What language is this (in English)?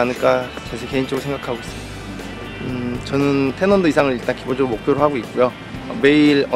Korean